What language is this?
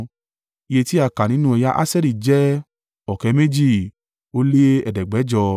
Yoruba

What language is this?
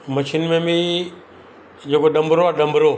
Sindhi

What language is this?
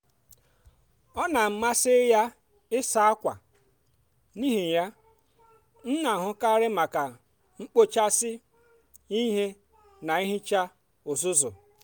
Igbo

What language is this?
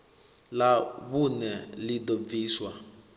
Venda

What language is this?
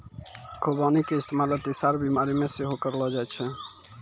Maithili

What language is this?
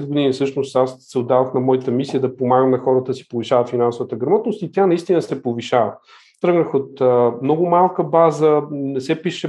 Bulgarian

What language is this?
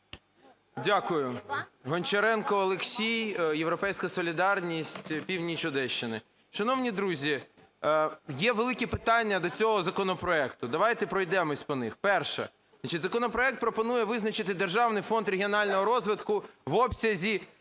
Ukrainian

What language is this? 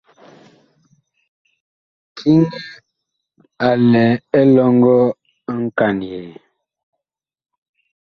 Bakoko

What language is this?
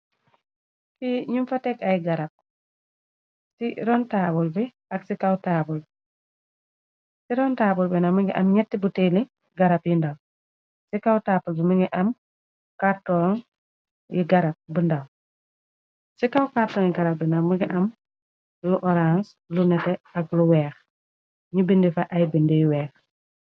Wolof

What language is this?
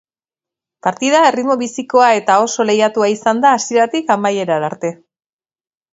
Basque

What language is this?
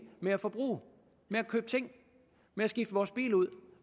Danish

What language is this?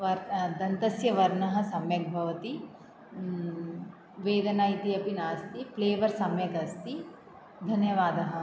Sanskrit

